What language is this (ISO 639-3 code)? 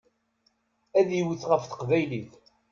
kab